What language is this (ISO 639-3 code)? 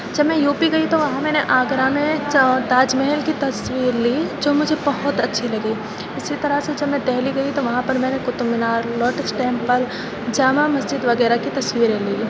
urd